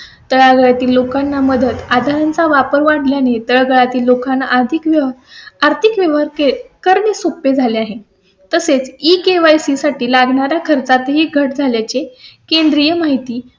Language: Marathi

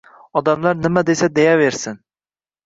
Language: Uzbek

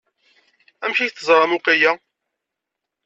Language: Kabyle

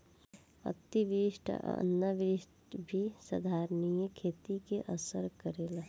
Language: Bhojpuri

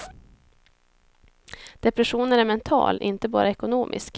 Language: Swedish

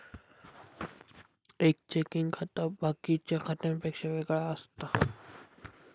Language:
Marathi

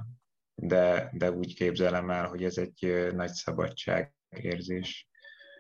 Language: Hungarian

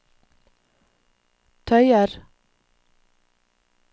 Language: Norwegian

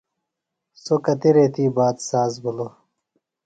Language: Phalura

